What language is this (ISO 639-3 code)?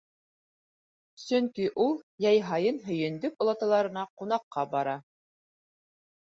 bak